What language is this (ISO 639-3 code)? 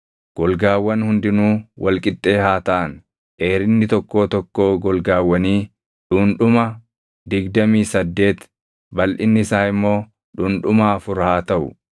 orm